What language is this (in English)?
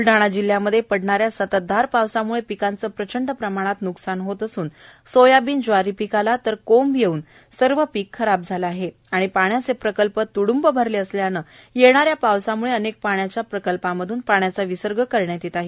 Marathi